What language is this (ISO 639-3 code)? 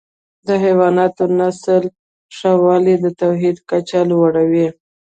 pus